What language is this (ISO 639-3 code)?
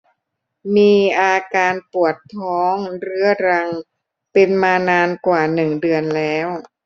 tha